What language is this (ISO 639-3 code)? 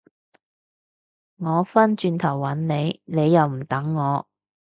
yue